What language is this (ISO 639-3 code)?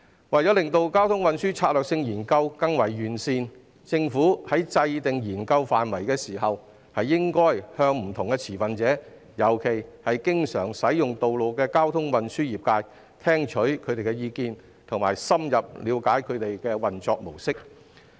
yue